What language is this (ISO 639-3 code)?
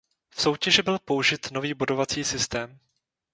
ces